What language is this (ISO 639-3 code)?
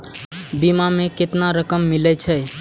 mai